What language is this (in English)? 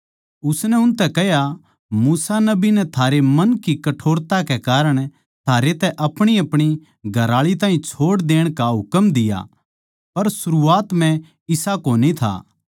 Haryanvi